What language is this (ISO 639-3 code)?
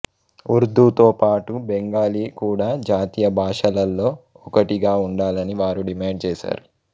tel